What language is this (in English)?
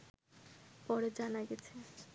Bangla